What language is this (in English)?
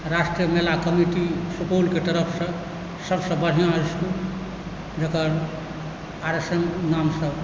Maithili